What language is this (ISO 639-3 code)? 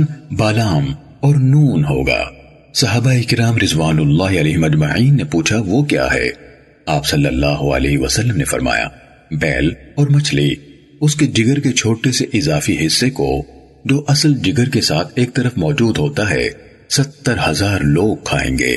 urd